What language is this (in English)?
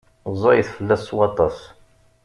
Kabyle